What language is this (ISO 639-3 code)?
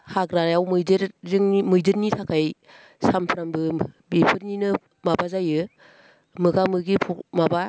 brx